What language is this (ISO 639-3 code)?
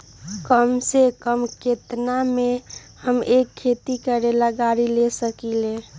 mag